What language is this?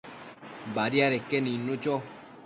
Matsés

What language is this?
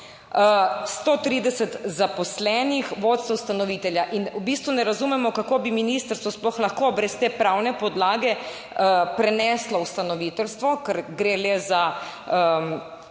Slovenian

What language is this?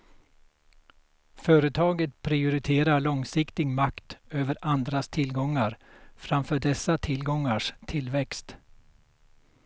Swedish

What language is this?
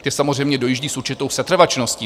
Czech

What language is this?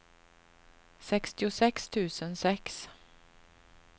Swedish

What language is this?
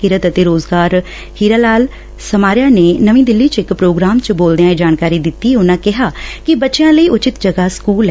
Punjabi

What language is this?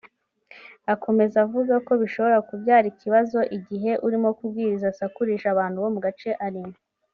Kinyarwanda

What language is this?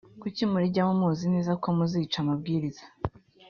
Kinyarwanda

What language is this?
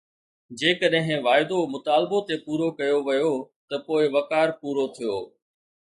Sindhi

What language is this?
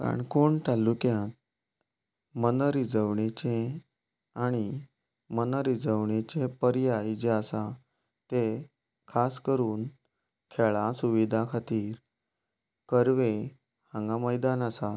Konkani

